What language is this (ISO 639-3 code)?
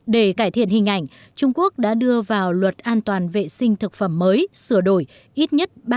vie